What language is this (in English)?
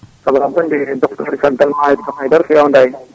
Fula